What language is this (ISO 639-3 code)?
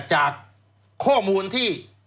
tha